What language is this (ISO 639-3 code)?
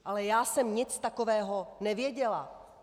ces